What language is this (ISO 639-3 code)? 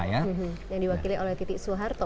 ind